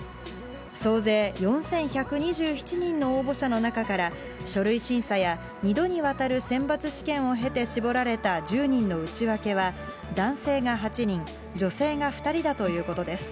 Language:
Japanese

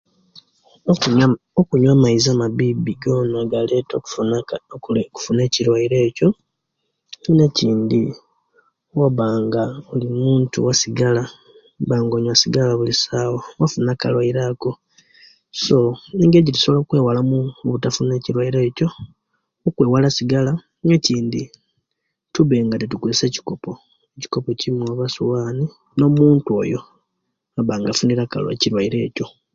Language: Kenyi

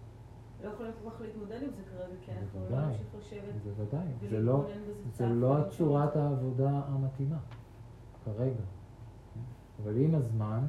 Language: Hebrew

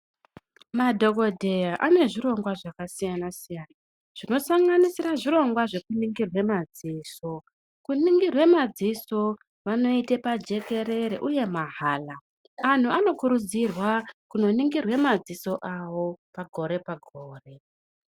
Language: Ndau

